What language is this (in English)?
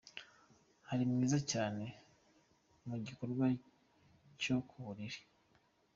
Kinyarwanda